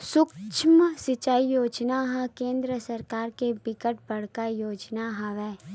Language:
Chhattisgarhi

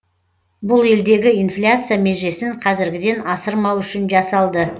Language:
Kazakh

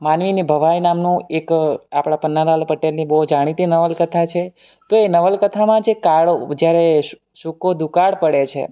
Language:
Gujarati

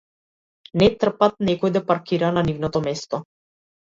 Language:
Macedonian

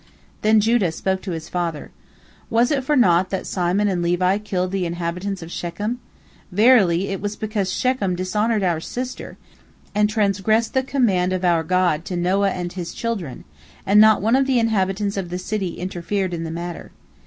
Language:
English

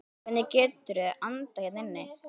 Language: Icelandic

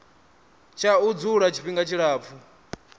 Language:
Venda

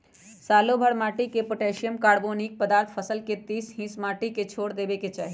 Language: Magahi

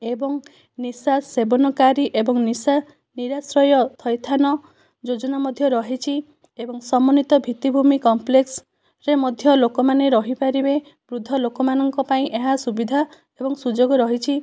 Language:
Odia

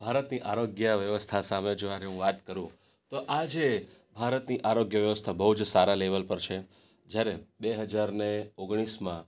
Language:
Gujarati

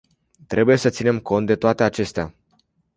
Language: Romanian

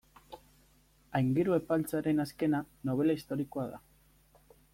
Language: Basque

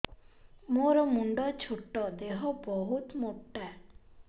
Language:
Odia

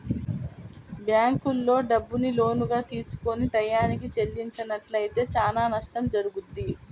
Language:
Telugu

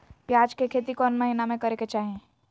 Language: Magahi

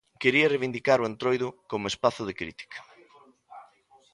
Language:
Galician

